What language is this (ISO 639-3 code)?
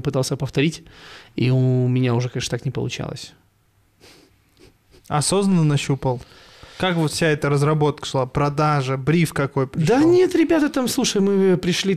rus